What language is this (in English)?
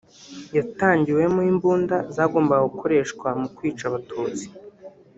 Kinyarwanda